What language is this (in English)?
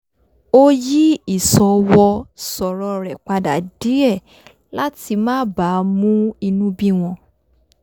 Yoruba